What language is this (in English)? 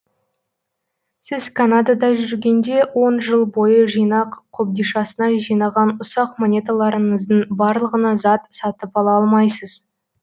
Kazakh